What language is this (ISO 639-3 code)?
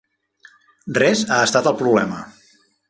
cat